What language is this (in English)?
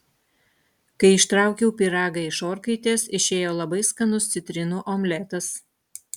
Lithuanian